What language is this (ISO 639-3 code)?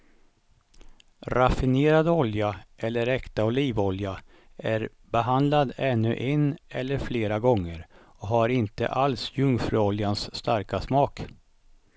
swe